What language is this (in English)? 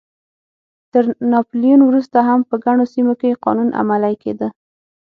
Pashto